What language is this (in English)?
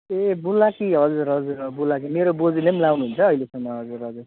Nepali